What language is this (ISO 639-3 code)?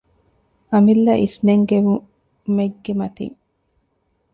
div